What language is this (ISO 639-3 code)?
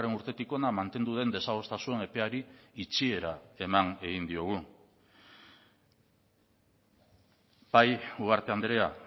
eus